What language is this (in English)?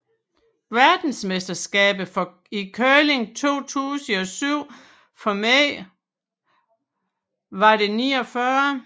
Danish